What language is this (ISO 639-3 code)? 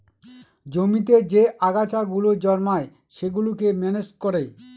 ben